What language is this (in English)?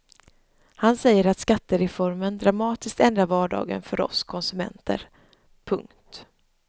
Swedish